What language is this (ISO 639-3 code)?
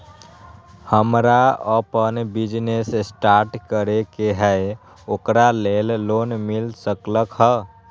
mag